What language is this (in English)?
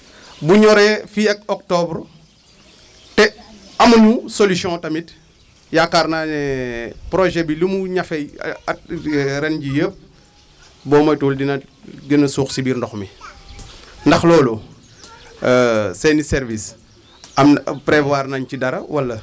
Wolof